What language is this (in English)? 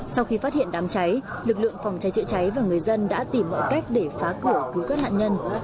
Vietnamese